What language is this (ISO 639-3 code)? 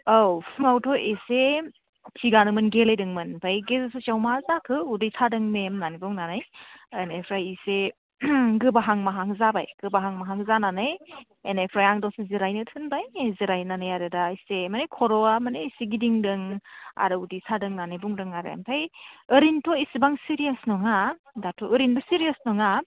brx